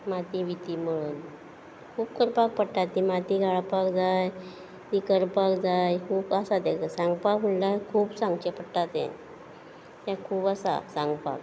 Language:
Konkani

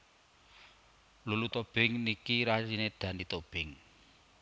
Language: Javanese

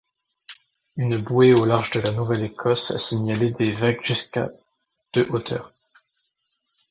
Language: French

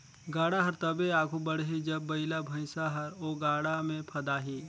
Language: Chhattisgarhi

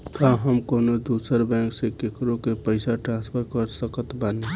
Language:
Bhojpuri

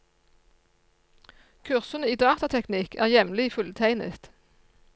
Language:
Norwegian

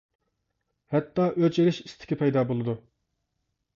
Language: Uyghur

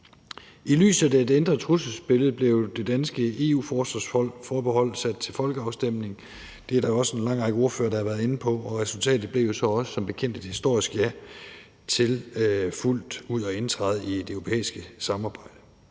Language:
Danish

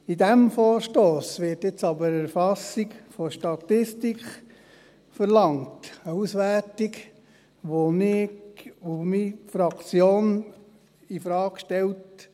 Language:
Swiss German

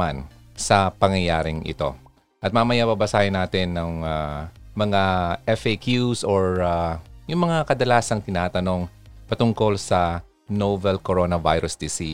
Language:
Filipino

